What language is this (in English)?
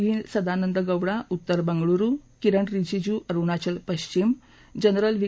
Marathi